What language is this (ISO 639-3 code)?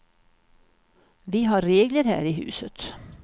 swe